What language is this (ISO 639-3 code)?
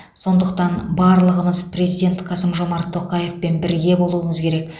kaz